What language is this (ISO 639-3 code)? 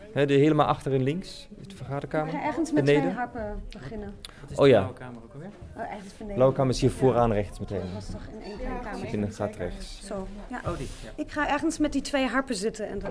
nld